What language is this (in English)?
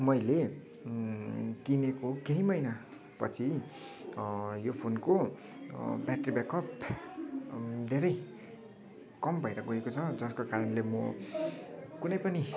Nepali